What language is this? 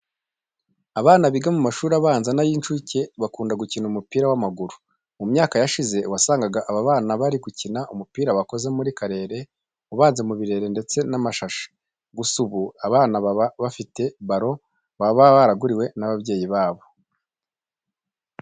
Kinyarwanda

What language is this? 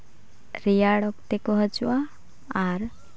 Santali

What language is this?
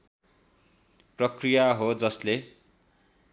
Nepali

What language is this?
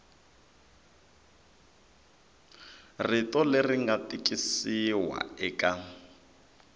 Tsonga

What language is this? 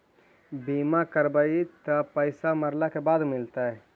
Magahi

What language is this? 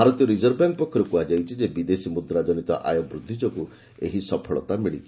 Odia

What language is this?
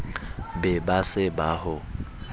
Southern Sotho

